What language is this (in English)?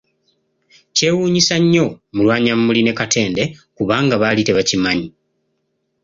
Ganda